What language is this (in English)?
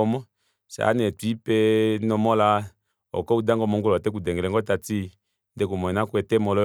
Kuanyama